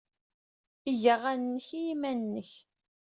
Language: Kabyle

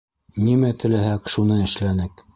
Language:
Bashkir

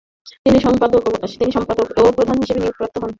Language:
Bangla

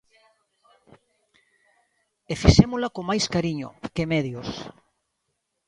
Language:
Galician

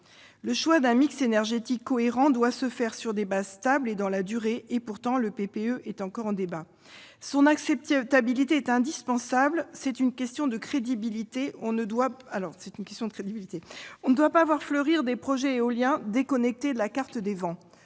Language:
French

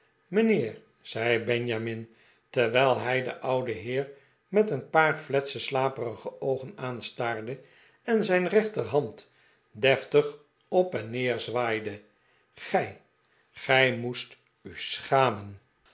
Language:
Dutch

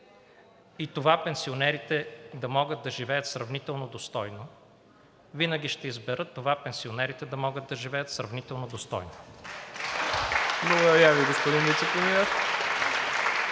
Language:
Bulgarian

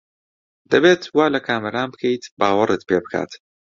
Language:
Central Kurdish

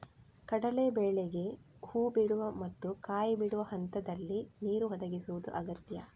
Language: Kannada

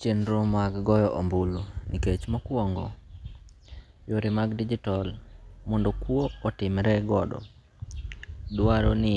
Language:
Luo (Kenya and Tanzania)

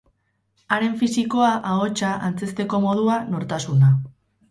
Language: Basque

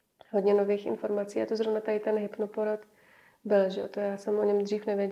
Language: Czech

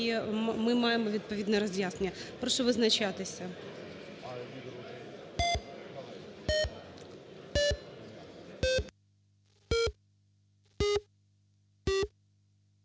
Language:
Ukrainian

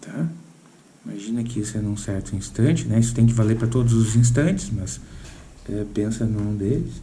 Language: Portuguese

